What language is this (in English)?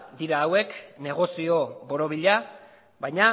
Basque